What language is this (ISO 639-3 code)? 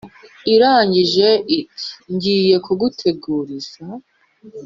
kin